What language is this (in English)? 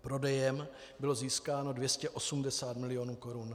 Czech